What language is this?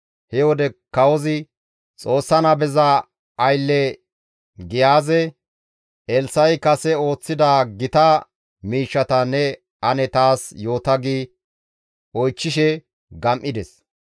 Gamo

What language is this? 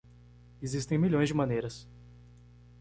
Portuguese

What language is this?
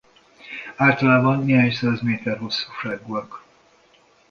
Hungarian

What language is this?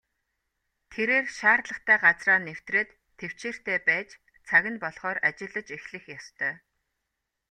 Mongolian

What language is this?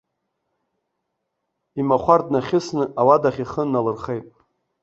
Abkhazian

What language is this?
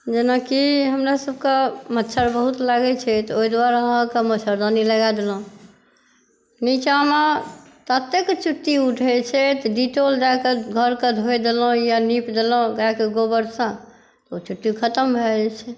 Maithili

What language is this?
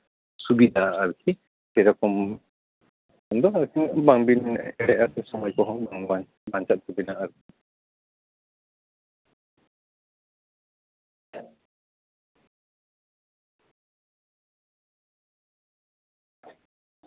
Santali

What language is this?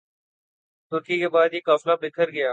Urdu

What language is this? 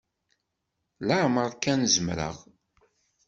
Kabyle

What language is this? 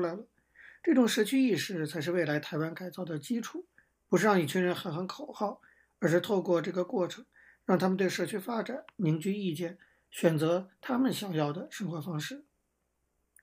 Chinese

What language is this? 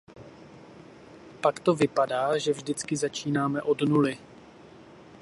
Czech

